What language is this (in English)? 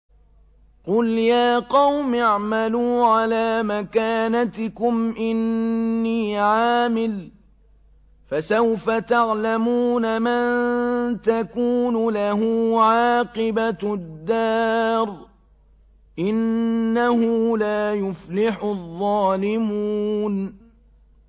Arabic